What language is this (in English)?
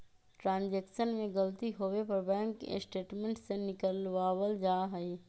Magahi